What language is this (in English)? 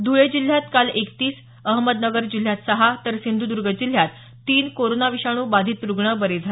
Marathi